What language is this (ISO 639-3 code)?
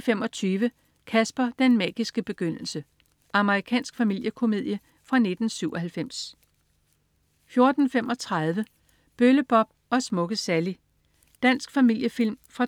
dan